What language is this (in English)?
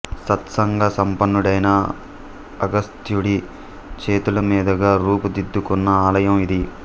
Telugu